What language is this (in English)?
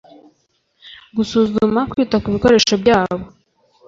Kinyarwanda